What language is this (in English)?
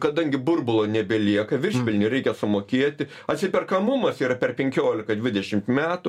Lithuanian